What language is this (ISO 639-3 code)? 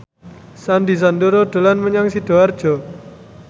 jav